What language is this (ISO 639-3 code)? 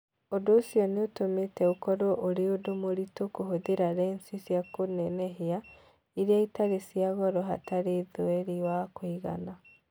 kik